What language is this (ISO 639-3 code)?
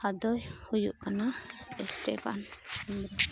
sat